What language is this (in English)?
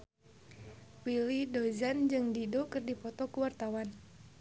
Sundanese